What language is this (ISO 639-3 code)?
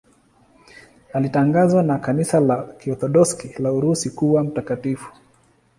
swa